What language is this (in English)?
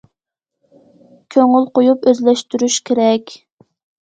Uyghur